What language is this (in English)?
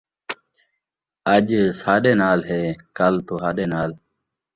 Saraiki